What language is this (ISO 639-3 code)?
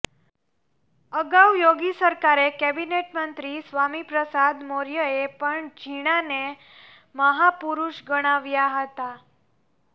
guj